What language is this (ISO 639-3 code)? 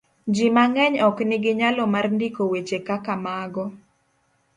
luo